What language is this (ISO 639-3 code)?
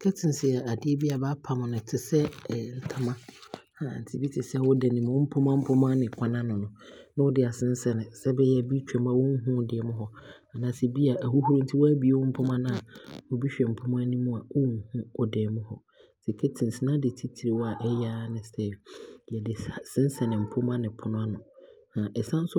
abr